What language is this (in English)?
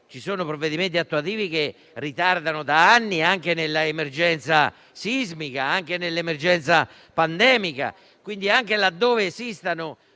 Italian